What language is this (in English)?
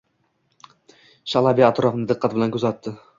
Uzbek